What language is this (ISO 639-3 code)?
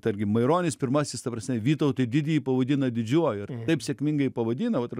lit